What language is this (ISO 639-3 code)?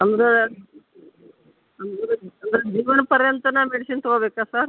kan